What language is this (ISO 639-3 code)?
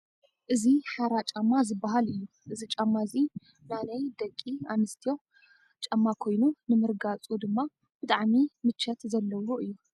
tir